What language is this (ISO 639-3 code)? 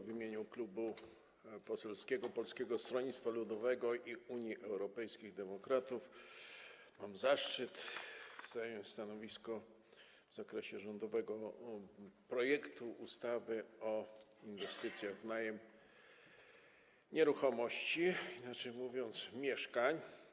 pol